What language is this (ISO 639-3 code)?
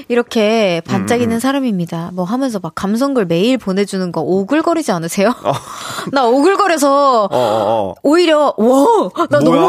kor